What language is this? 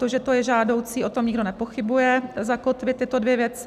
Czech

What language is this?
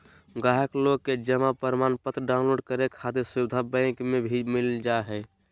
Magahi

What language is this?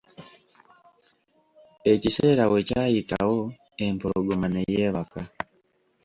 Ganda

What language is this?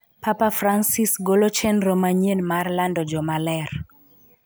Luo (Kenya and Tanzania)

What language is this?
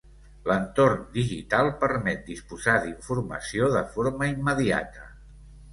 Catalan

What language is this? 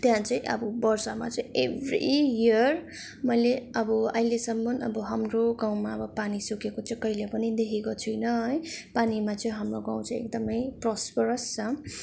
Nepali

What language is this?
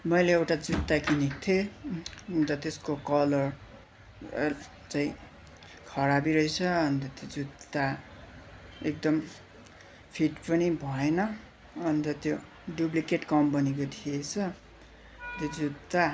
Nepali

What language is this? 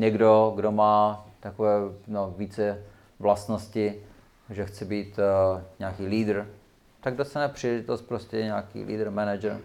Czech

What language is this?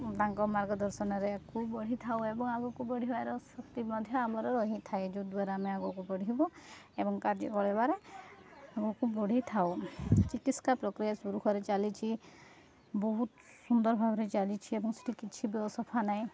Odia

